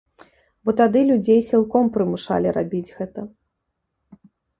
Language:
Belarusian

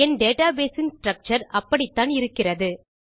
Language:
Tamil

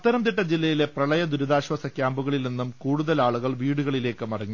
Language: Malayalam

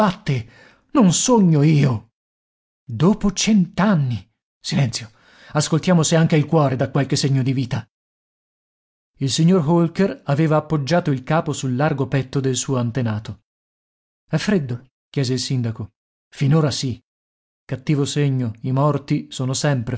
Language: Italian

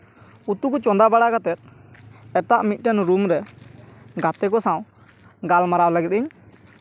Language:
Santali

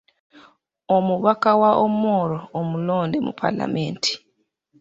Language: Ganda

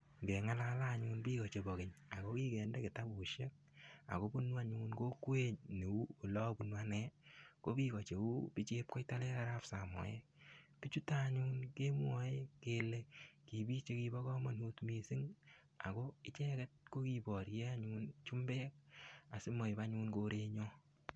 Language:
Kalenjin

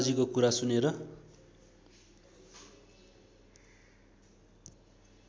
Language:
Nepali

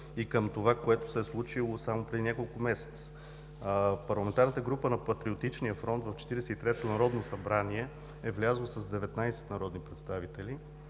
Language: Bulgarian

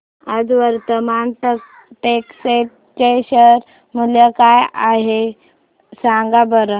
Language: Marathi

